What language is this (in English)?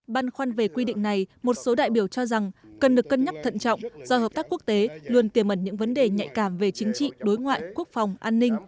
Vietnamese